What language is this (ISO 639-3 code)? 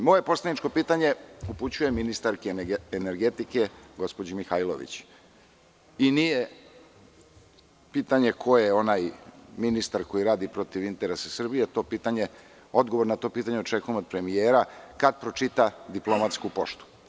srp